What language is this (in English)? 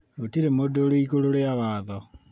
Kikuyu